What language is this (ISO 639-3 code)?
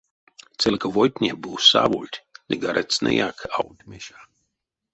myv